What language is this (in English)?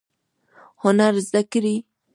Pashto